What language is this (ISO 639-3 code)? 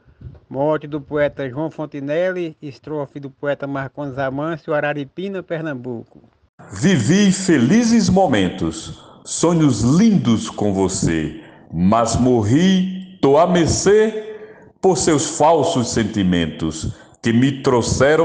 por